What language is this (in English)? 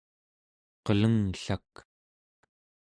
Central Yupik